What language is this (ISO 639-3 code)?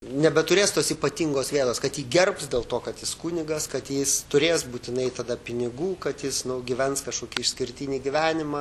lit